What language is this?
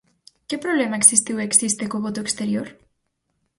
Galician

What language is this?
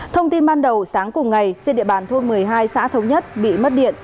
Vietnamese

